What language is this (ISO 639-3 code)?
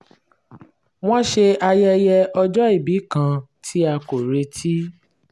yor